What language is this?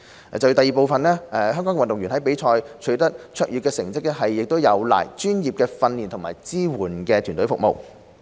Cantonese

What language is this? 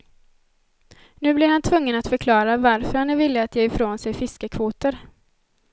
Swedish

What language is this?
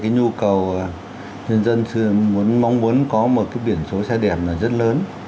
Vietnamese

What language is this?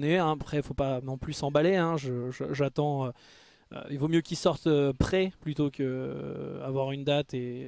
French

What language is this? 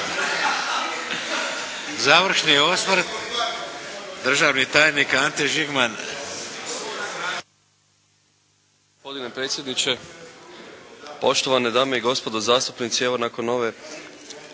Croatian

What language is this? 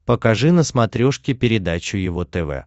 Russian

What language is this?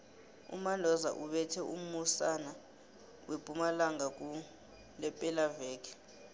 South Ndebele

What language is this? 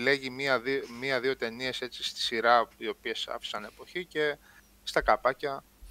Greek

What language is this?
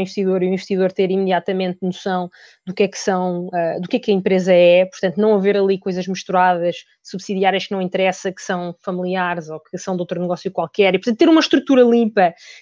Portuguese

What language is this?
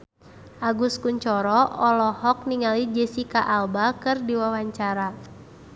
Sundanese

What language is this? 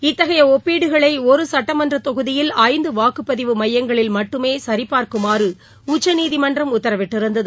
Tamil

